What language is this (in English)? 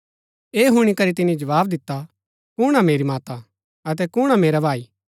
Gaddi